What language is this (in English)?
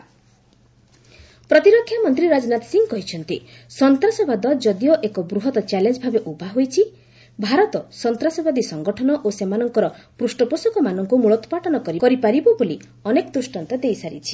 Odia